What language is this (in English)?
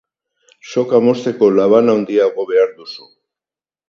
Basque